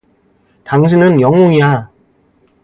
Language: Korean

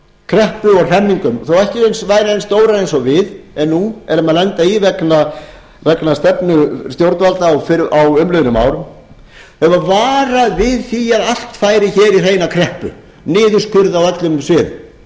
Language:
Icelandic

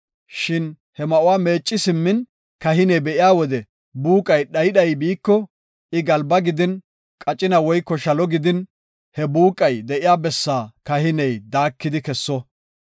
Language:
Gofa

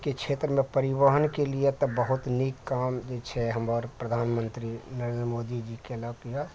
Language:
Maithili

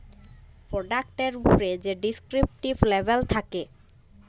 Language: Bangla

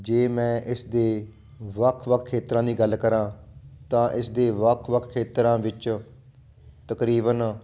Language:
Punjabi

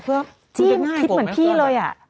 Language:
Thai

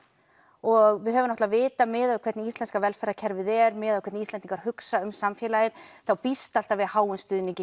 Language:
Icelandic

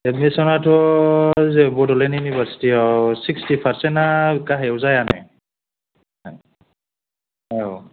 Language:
Bodo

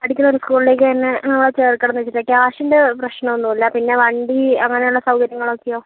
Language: Malayalam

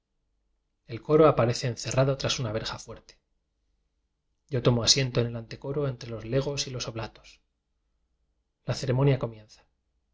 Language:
Spanish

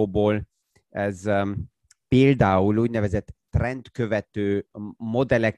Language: Hungarian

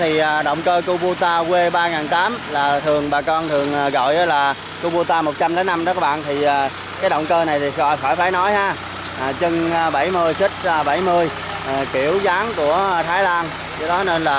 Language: Vietnamese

